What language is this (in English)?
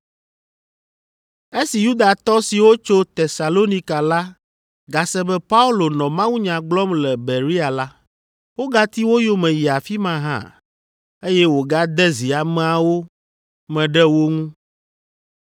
Ewe